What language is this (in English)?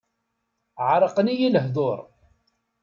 Kabyle